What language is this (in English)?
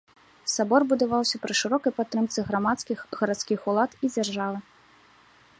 Belarusian